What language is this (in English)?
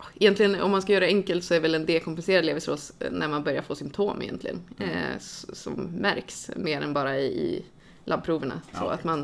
Swedish